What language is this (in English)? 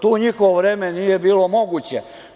Serbian